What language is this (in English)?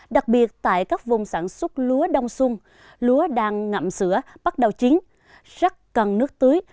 Vietnamese